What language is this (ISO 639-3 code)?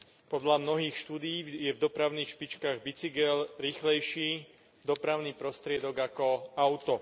slk